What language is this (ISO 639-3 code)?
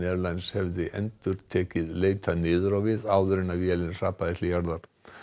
isl